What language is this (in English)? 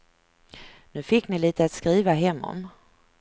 Swedish